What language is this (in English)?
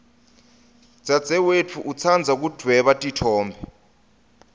Swati